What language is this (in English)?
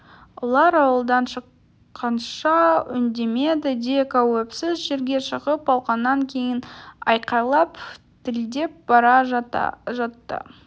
Kazakh